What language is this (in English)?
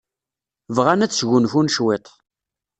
Kabyle